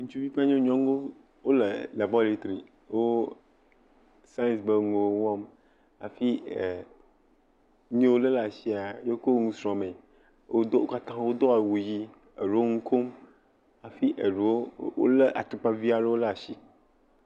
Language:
Ewe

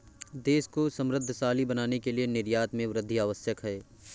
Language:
Hindi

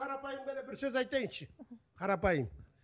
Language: Kazakh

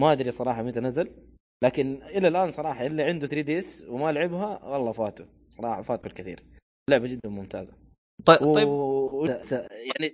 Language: Arabic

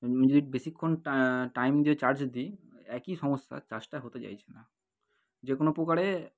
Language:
Bangla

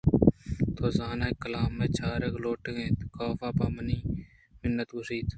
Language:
Eastern Balochi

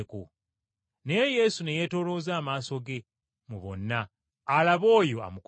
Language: Ganda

